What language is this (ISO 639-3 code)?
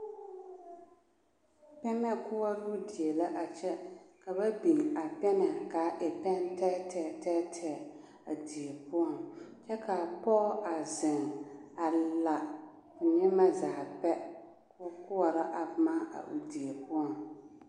dga